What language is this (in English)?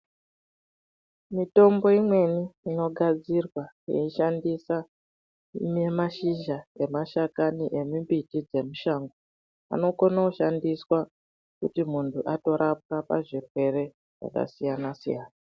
Ndau